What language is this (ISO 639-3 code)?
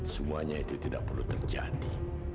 ind